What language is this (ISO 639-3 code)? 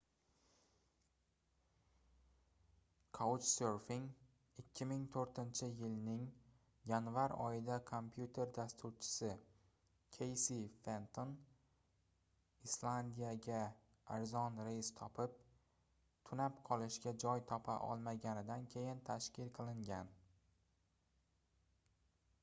uzb